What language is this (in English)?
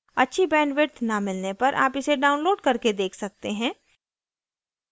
Hindi